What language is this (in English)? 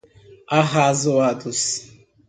Portuguese